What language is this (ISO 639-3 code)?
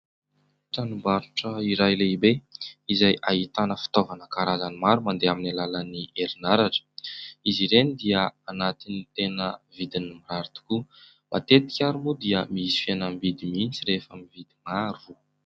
mlg